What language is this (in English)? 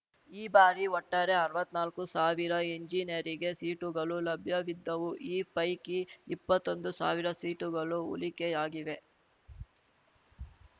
Kannada